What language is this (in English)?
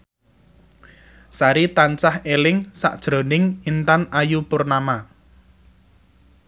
Javanese